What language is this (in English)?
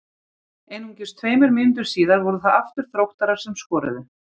Icelandic